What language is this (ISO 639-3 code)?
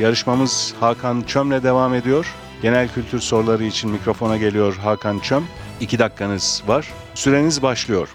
tur